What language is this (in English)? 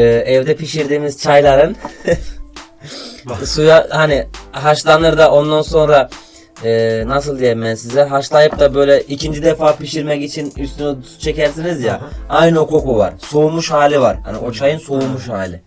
Turkish